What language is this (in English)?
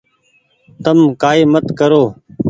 Goaria